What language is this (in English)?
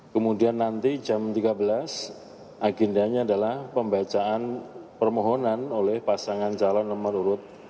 Indonesian